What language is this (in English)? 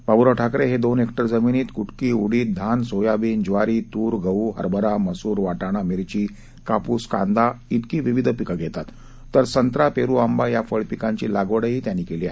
Marathi